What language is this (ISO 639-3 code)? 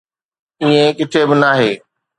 snd